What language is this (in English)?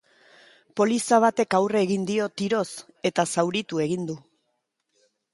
Basque